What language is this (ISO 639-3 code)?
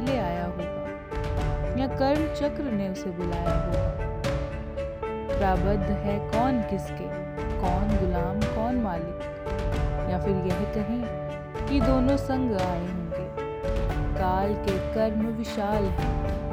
hin